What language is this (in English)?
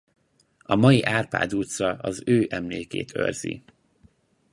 Hungarian